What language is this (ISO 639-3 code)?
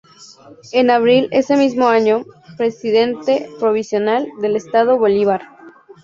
spa